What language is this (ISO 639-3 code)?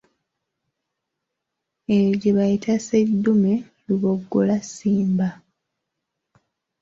lug